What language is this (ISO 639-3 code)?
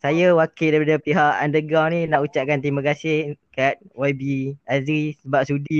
msa